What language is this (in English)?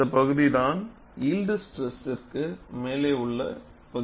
Tamil